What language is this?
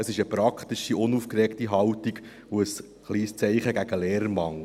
Swiss German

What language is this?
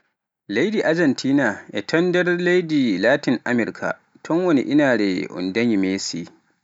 Pular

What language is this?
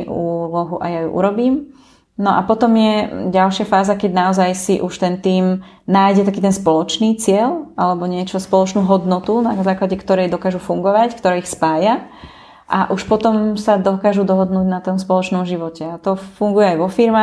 Slovak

